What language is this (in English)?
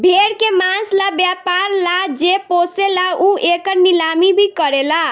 Bhojpuri